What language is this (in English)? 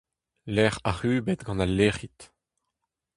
Breton